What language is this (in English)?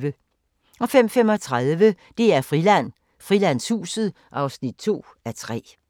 Danish